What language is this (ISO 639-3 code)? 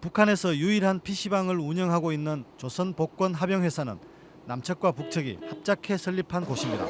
kor